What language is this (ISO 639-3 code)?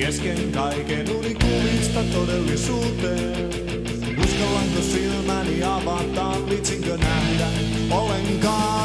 fin